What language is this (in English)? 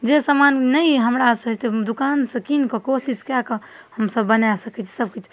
Maithili